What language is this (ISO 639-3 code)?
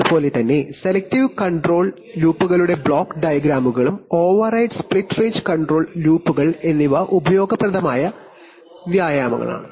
mal